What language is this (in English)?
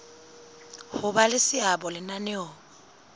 Southern Sotho